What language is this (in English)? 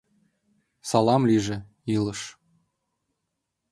Mari